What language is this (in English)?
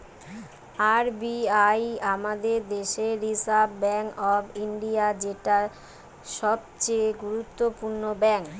Bangla